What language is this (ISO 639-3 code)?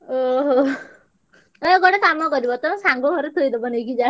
ori